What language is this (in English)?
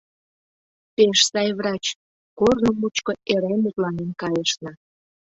Mari